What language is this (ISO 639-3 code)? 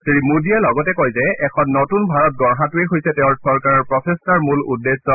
asm